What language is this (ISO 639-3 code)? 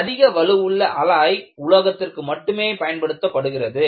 tam